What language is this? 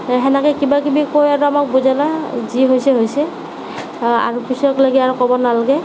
Assamese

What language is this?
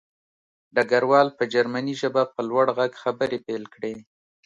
Pashto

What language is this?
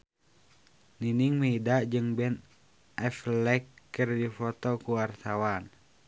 Sundanese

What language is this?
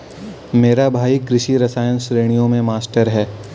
Hindi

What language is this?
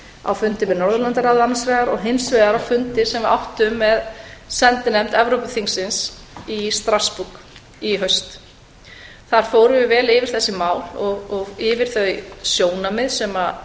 Icelandic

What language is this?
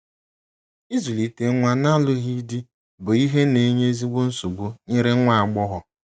Igbo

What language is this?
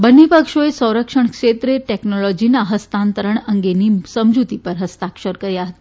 Gujarati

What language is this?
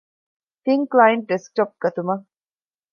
Divehi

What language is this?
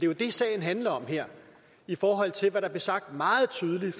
Danish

